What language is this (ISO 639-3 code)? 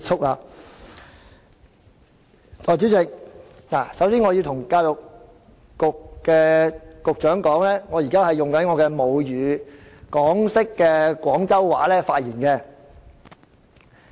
yue